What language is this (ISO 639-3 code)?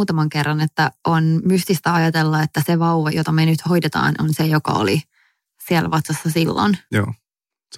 fin